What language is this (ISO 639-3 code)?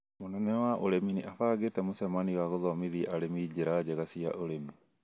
kik